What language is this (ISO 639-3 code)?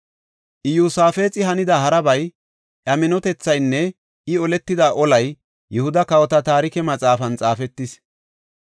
gof